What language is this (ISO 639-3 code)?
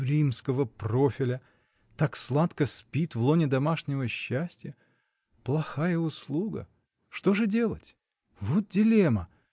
rus